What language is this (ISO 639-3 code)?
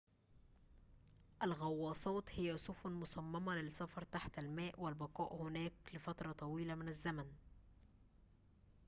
ara